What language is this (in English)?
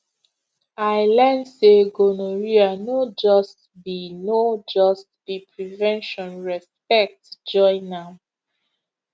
Nigerian Pidgin